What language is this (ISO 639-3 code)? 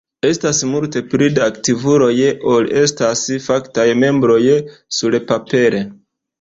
epo